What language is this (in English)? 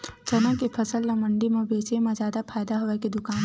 Chhattisgarhi